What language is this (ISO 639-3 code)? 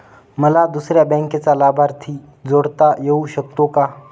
mar